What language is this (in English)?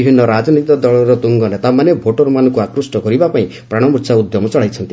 Odia